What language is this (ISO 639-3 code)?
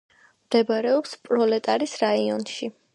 kat